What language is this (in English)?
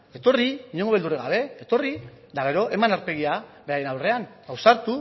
Basque